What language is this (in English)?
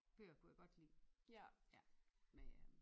Danish